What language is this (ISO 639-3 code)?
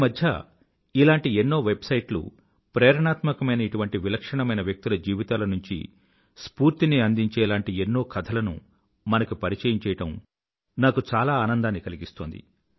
tel